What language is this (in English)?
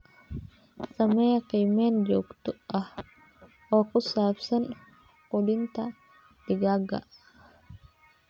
Somali